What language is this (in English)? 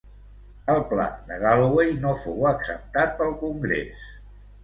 Catalan